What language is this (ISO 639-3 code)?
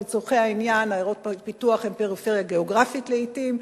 heb